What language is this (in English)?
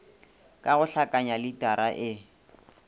Northern Sotho